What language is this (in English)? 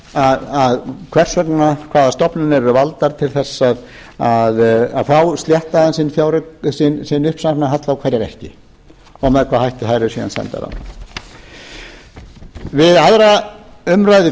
Icelandic